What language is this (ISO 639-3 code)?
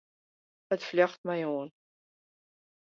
fry